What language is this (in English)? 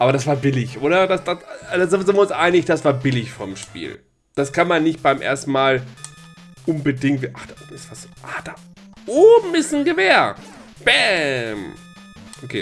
German